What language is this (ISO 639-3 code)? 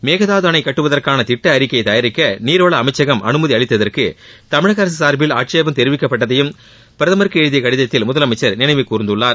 tam